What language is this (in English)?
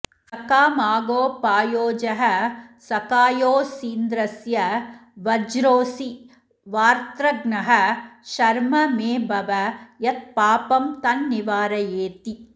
Sanskrit